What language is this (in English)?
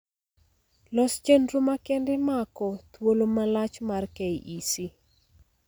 Luo (Kenya and Tanzania)